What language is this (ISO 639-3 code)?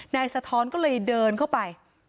tha